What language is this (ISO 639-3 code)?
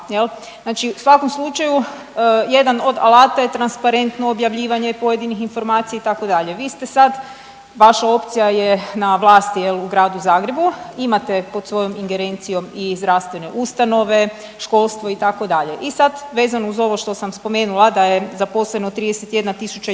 hrv